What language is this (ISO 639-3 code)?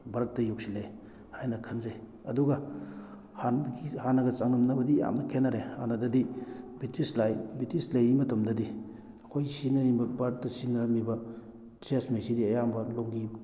mni